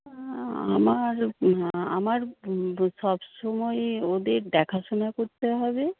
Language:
Bangla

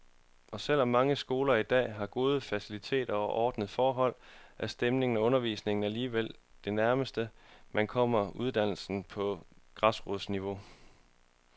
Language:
Danish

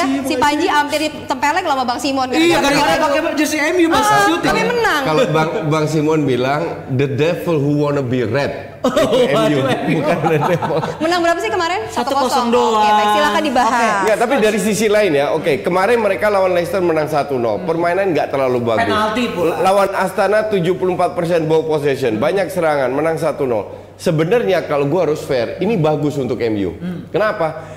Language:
Indonesian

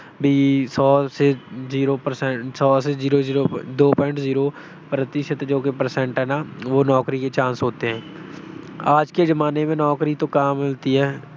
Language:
Punjabi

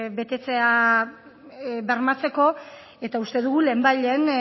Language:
Basque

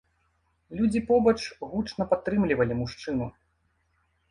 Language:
Belarusian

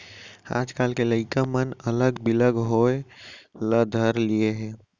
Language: Chhattisgarhi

